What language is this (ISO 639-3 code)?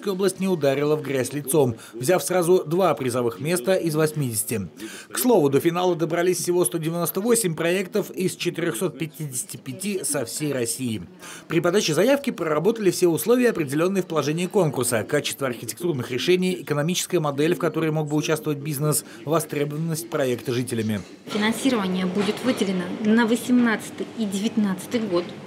rus